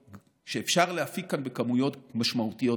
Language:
Hebrew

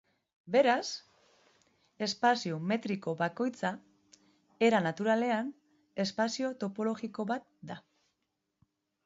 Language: Basque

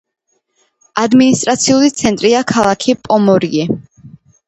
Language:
Georgian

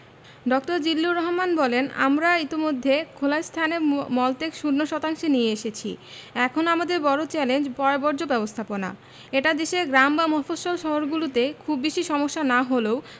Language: Bangla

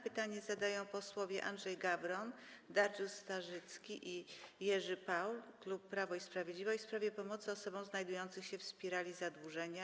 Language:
Polish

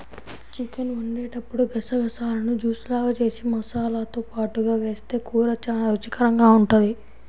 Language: Telugu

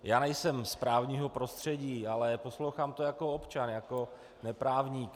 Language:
Czech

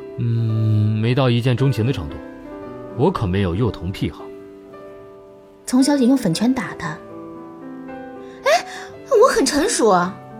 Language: Chinese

